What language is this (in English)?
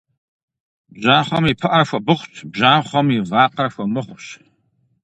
Kabardian